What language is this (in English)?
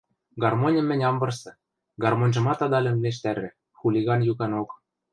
Western Mari